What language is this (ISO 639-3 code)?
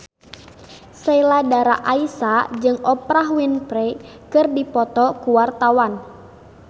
sun